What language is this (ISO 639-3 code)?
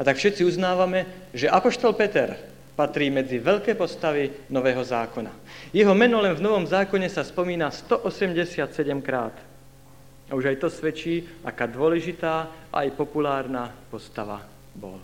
slk